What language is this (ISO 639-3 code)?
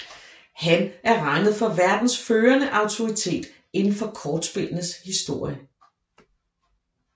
dan